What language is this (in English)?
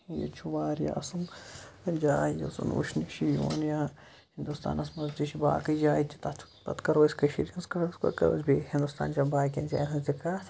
Kashmiri